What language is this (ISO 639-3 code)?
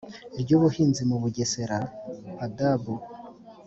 kin